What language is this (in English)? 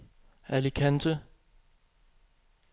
Danish